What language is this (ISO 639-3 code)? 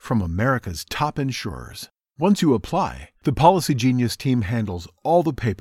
spa